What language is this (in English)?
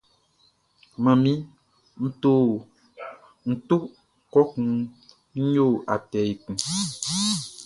Baoulé